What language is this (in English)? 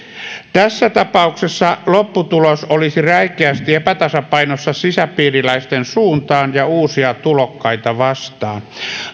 Finnish